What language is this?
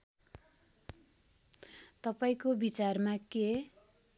Nepali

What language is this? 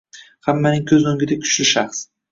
Uzbek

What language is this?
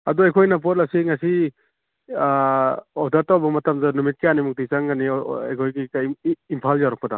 Manipuri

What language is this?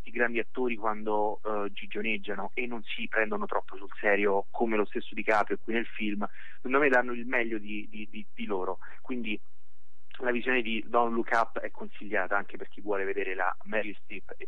Italian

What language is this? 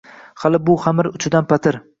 Uzbek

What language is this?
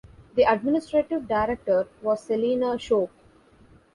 English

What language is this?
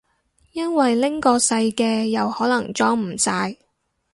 Cantonese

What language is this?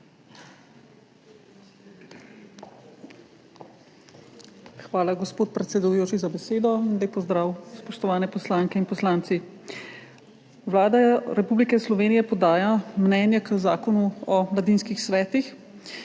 Slovenian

